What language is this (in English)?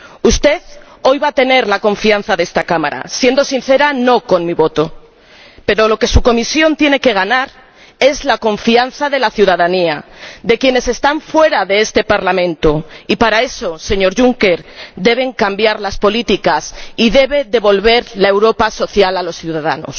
Spanish